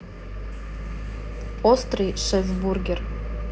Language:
Russian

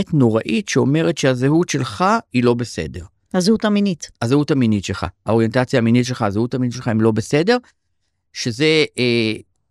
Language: Hebrew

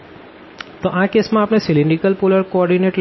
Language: Gujarati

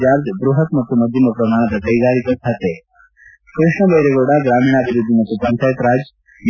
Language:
Kannada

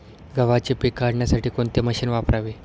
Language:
Marathi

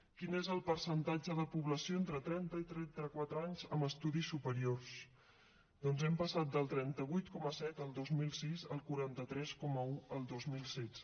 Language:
Catalan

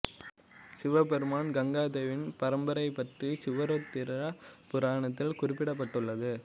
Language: Tamil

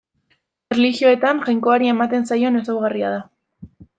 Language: Basque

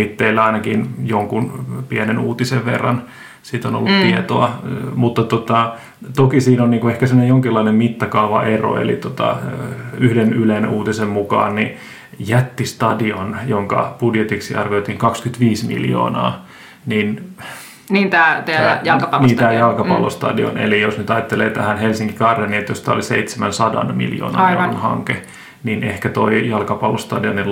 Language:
Finnish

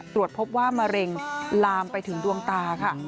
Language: Thai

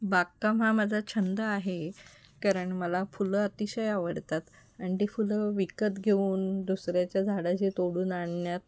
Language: Marathi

